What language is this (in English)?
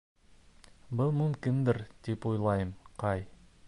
Bashkir